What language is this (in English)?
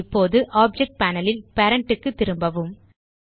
Tamil